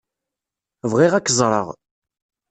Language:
Kabyle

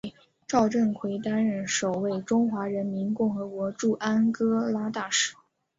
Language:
Chinese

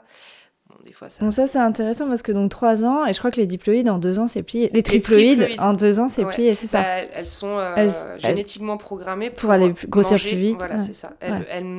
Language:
French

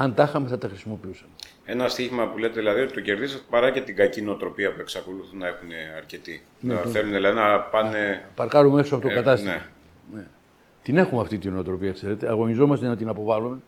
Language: Greek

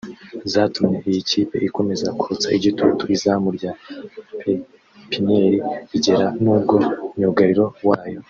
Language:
Kinyarwanda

